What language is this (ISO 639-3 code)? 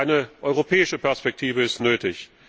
deu